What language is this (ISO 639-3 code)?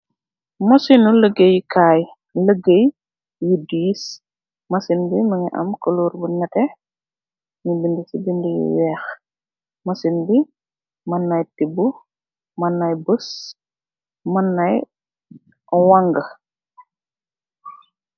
wol